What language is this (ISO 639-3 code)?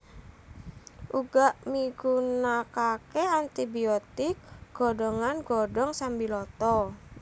jav